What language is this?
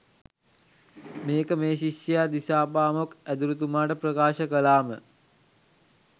Sinhala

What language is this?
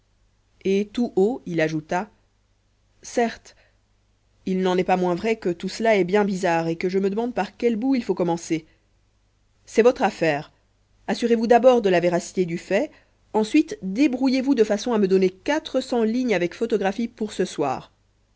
French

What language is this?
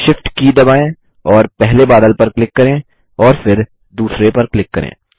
Hindi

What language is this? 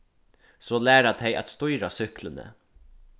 Faroese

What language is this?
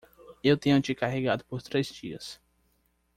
Portuguese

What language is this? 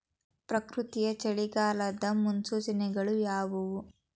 Kannada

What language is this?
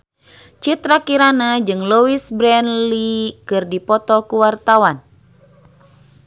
Sundanese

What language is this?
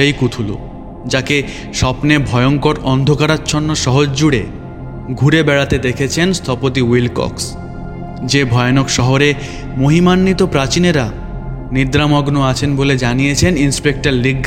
Bangla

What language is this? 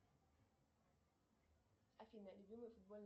Russian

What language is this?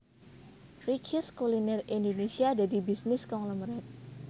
Javanese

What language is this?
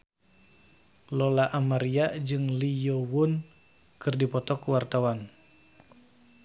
Sundanese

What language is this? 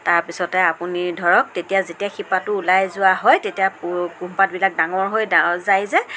Assamese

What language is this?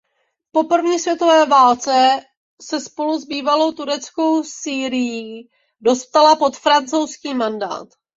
Czech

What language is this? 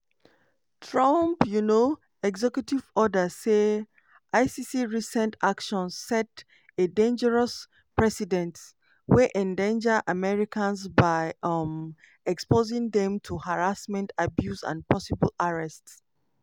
Nigerian Pidgin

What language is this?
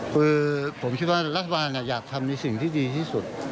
Thai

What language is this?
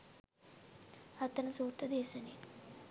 Sinhala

